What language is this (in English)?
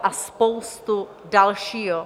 Czech